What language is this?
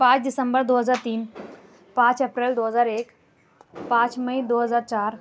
Urdu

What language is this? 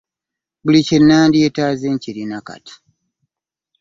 Ganda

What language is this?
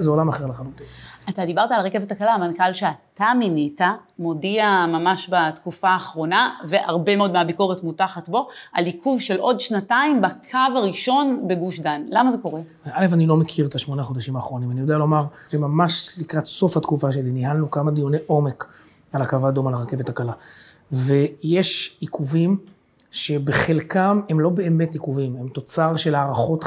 Hebrew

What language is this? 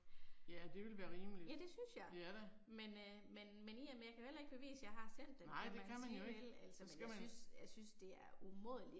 Danish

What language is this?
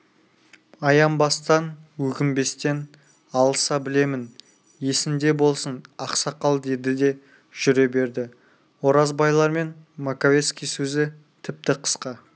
Kazakh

